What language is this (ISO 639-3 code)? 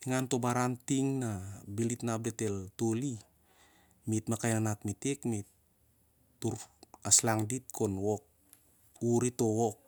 sjr